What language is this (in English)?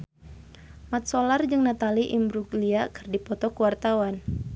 Sundanese